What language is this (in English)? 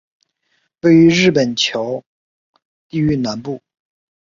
Chinese